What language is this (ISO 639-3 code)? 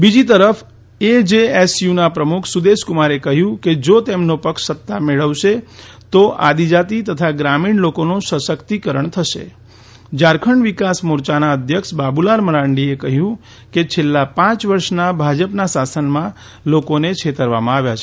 guj